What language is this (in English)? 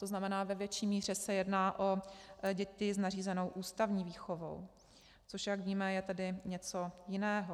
Czech